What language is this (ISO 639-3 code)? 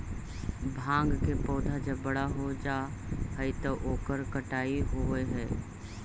mag